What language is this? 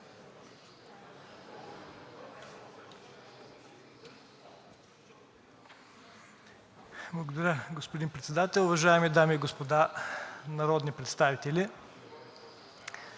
Bulgarian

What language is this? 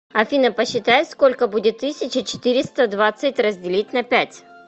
Russian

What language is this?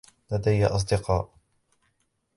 Arabic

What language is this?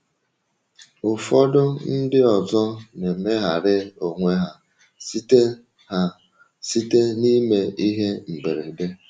Igbo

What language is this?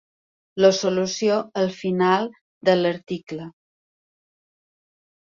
Catalan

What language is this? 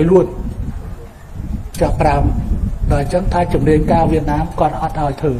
Thai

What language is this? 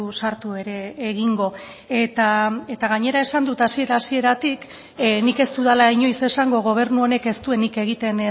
Basque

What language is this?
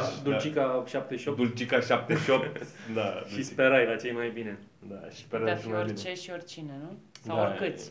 Romanian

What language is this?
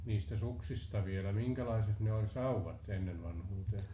Finnish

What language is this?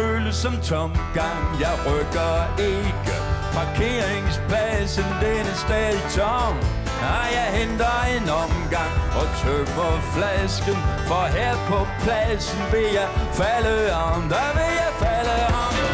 Danish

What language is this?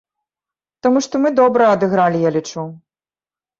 Belarusian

